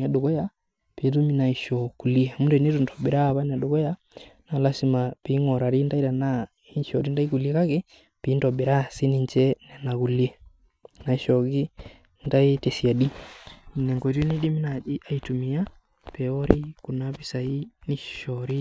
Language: Masai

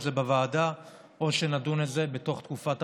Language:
Hebrew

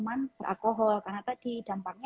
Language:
Indonesian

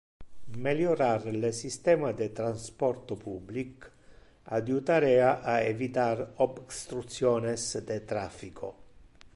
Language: Interlingua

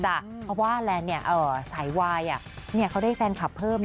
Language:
Thai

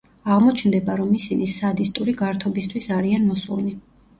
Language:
Georgian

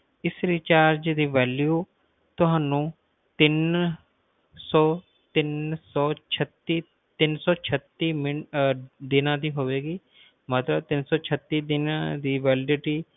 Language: Punjabi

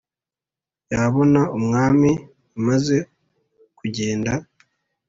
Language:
Kinyarwanda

